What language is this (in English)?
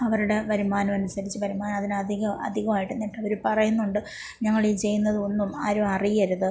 Malayalam